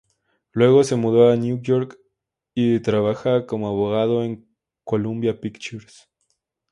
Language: Spanish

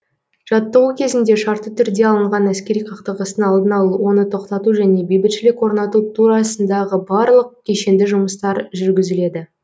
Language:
Kazakh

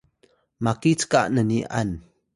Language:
Atayal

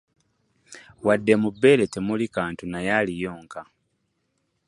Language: Ganda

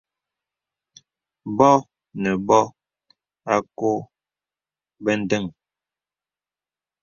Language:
Bebele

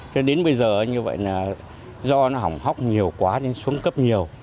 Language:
Vietnamese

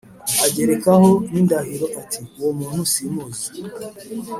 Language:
Kinyarwanda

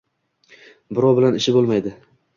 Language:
Uzbek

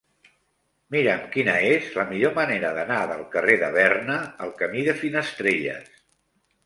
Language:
Catalan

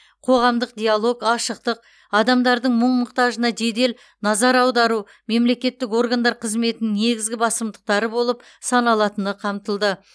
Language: Kazakh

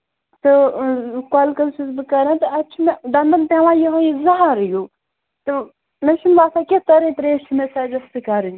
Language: Kashmiri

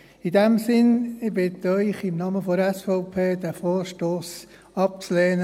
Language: Swiss German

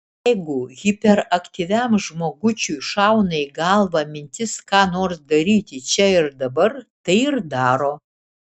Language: Lithuanian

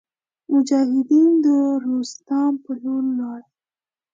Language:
Pashto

